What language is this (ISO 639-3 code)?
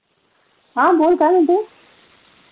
mar